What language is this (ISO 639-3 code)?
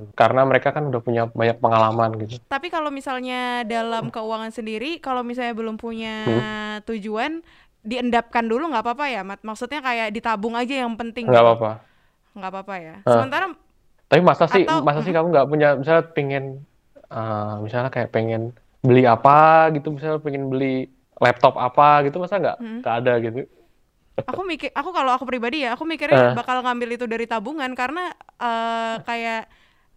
ind